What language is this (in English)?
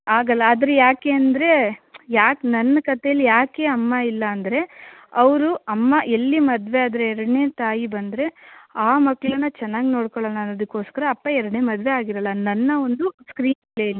Kannada